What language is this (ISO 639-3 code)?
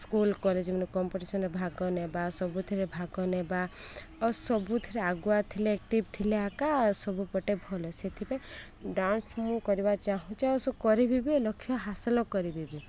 ori